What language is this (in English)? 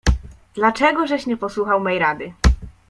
Polish